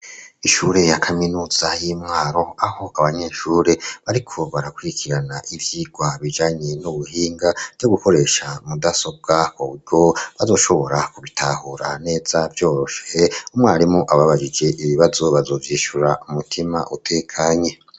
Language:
Rundi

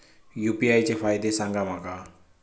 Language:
Marathi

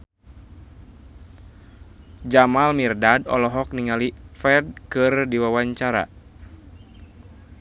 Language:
Sundanese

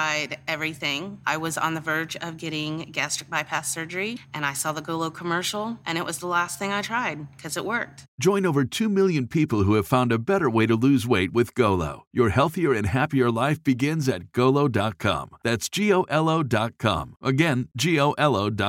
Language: Filipino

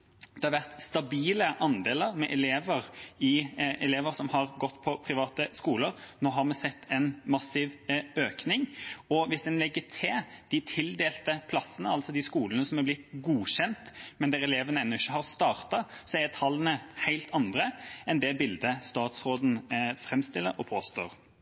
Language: Norwegian Bokmål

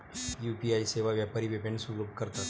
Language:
Marathi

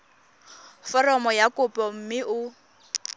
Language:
Tswana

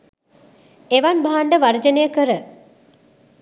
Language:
Sinhala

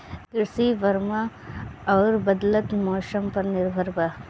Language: Bhojpuri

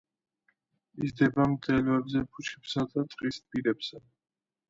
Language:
Georgian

